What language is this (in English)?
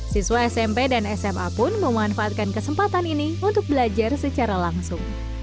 Indonesian